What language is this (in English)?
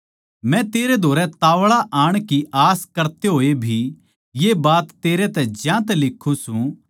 Haryanvi